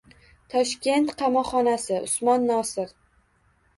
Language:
Uzbek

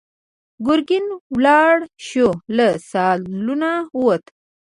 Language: Pashto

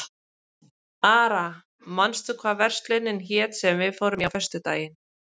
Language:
Icelandic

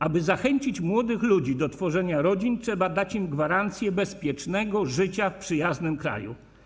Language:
Polish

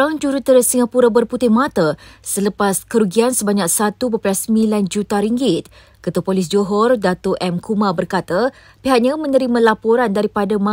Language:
Malay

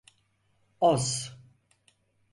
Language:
Turkish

